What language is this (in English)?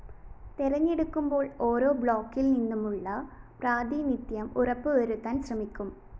Malayalam